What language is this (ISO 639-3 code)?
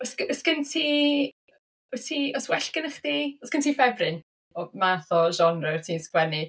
cym